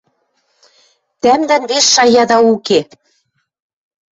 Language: Western Mari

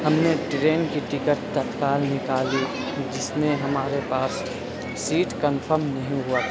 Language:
Urdu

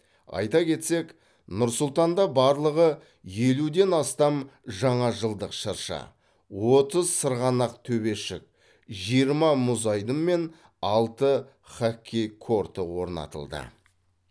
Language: Kazakh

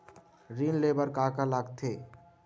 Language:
Chhattisgarhi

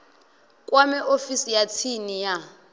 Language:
Venda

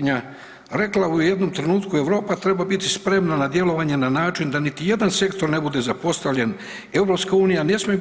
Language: Croatian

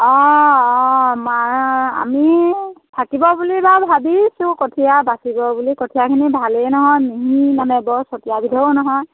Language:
Assamese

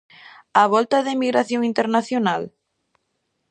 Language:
Galician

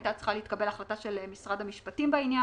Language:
Hebrew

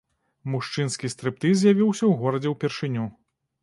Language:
Belarusian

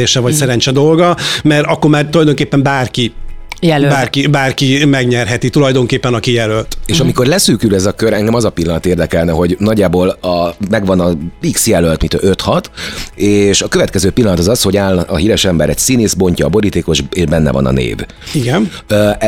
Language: Hungarian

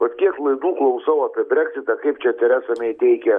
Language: Lithuanian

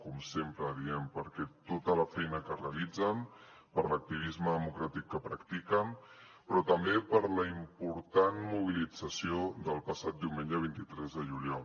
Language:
Catalan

